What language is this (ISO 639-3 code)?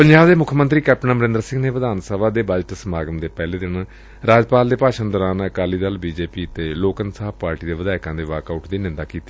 pan